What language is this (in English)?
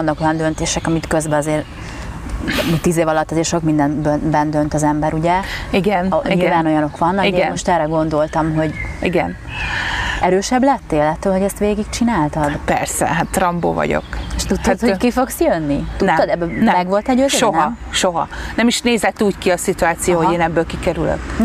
Hungarian